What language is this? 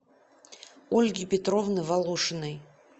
Russian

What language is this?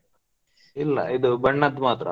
Kannada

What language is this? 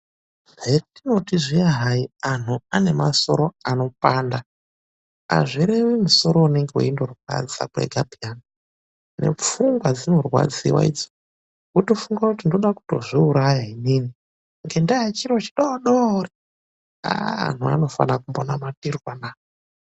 Ndau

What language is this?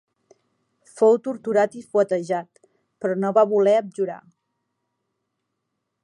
Catalan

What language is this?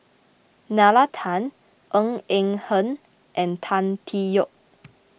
English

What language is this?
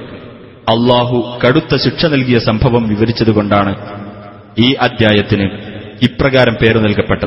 Malayalam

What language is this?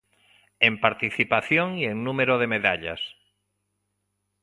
Galician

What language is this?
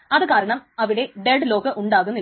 Malayalam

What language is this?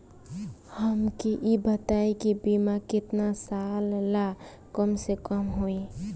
Bhojpuri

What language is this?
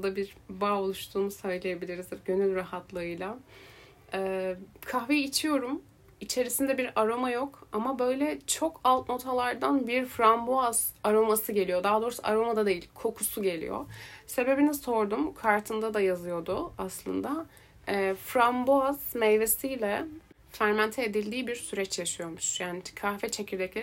Turkish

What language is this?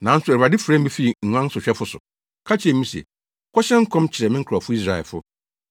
Akan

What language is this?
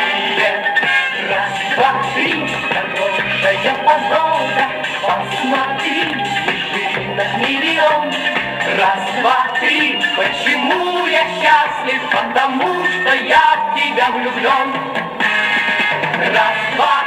Arabic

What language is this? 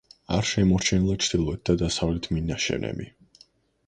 Georgian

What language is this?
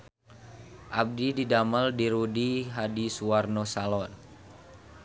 Sundanese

